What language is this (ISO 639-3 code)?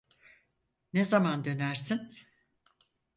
tur